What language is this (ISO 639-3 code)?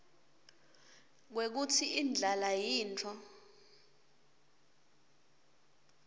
ssw